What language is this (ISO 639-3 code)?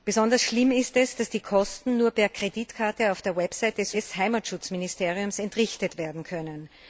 deu